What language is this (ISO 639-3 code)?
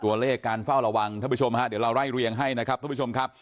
tha